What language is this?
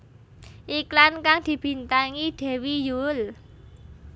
Javanese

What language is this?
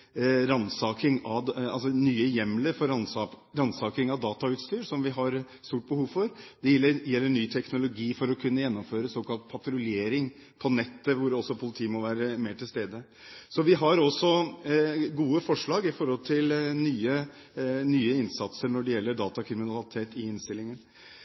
Norwegian Bokmål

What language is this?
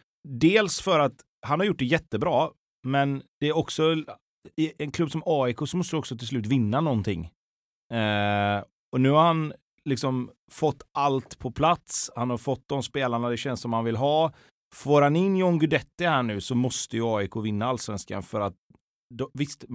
Swedish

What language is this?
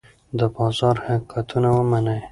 Pashto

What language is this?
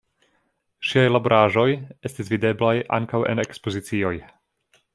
Esperanto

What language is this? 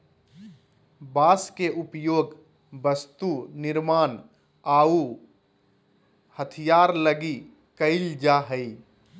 Magahi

